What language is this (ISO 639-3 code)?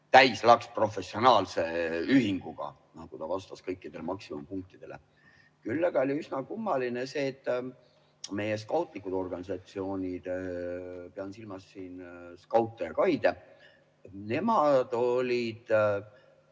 est